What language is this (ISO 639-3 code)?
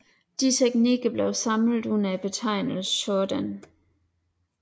dan